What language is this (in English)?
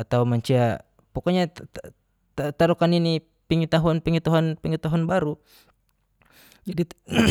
Geser-Gorom